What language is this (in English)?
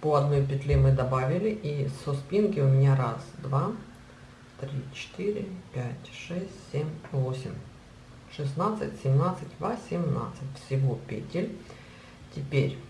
Russian